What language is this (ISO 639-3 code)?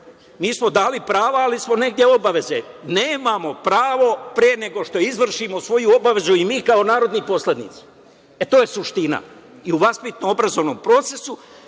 srp